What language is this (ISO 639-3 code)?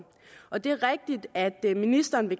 dan